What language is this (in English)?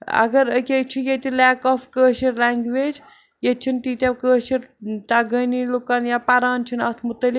Kashmiri